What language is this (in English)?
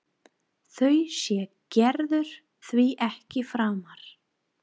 Icelandic